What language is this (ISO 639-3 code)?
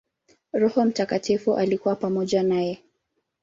swa